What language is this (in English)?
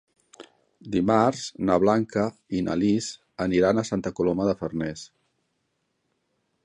Catalan